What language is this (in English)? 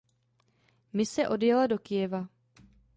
Czech